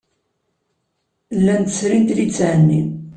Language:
Kabyle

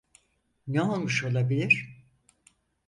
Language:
Turkish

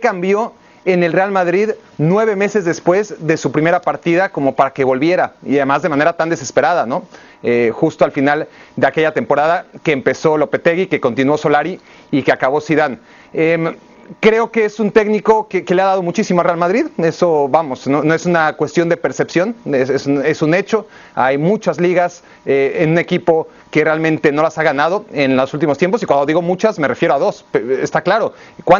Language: Spanish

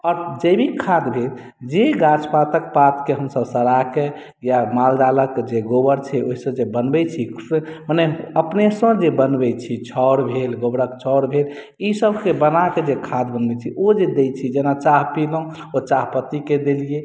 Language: Maithili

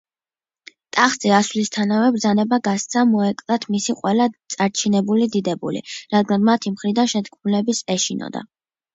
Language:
Georgian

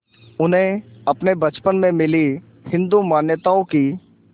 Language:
Hindi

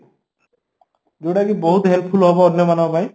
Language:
Odia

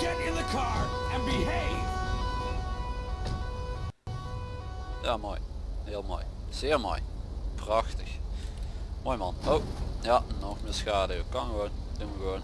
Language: Dutch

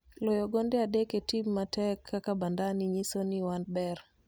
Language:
Luo (Kenya and Tanzania)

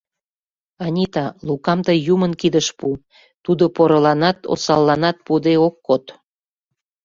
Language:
Mari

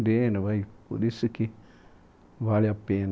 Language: Portuguese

